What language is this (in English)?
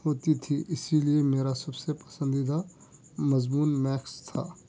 Urdu